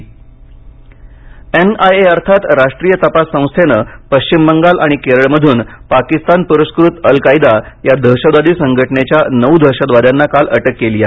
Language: Marathi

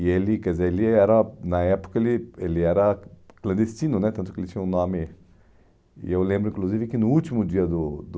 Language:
Portuguese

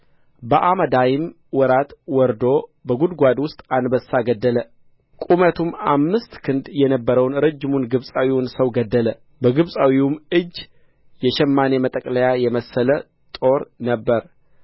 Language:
Amharic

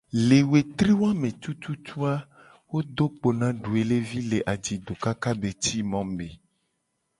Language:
Gen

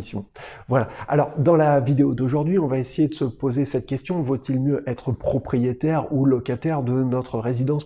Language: French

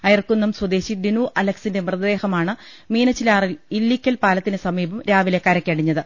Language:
Malayalam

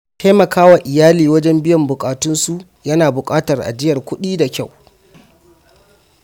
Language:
Hausa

